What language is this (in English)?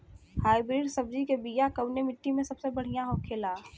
Bhojpuri